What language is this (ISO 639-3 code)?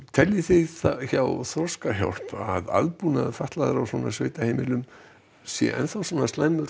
isl